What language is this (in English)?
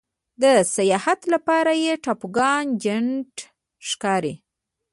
Pashto